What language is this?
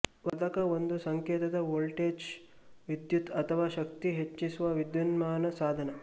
Kannada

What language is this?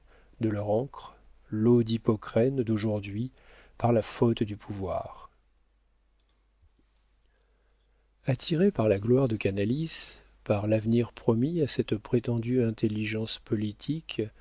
French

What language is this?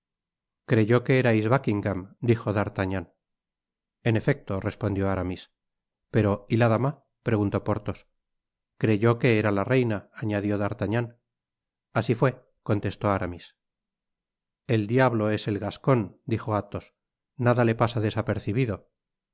Spanish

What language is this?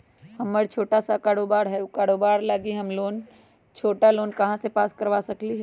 Magahi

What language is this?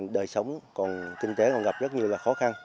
Vietnamese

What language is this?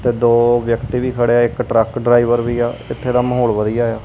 Punjabi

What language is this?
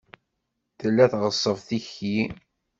Kabyle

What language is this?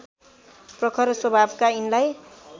Nepali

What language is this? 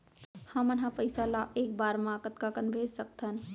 Chhattisgarhi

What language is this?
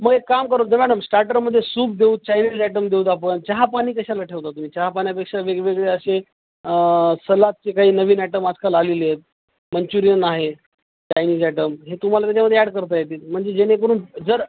Marathi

